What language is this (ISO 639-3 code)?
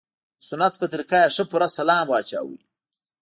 pus